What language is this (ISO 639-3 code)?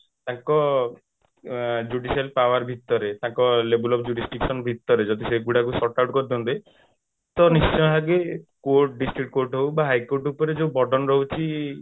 ori